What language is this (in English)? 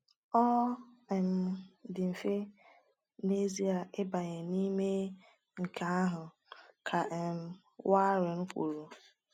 Igbo